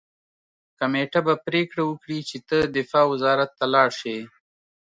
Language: Pashto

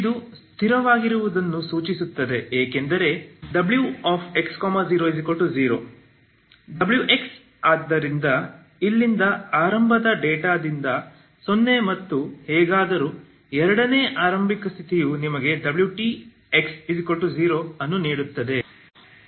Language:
Kannada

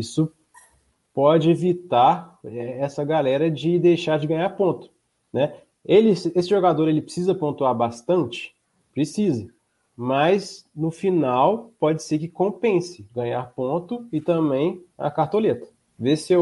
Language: Portuguese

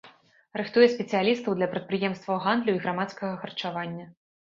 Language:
Belarusian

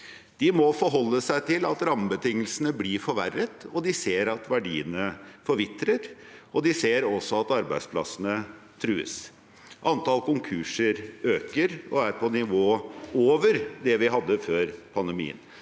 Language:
Norwegian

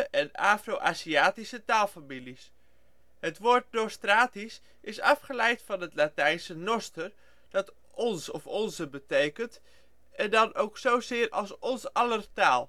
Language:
Dutch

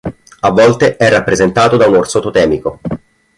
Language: Italian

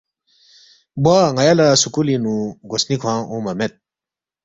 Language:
Balti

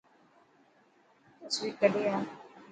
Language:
Dhatki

